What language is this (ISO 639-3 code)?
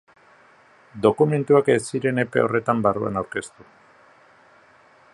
eus